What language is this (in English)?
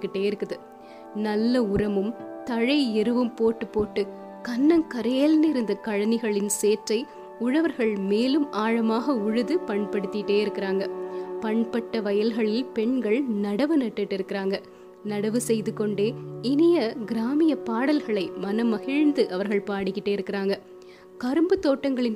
Tamil